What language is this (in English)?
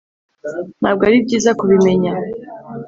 Kinyarwanda